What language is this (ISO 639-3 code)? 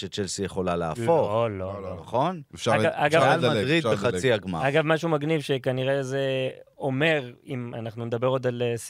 heb